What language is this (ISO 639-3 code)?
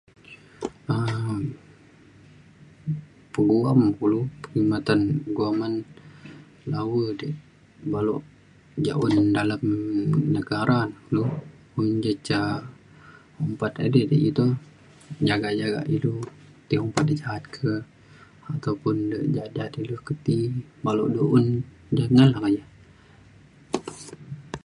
xkl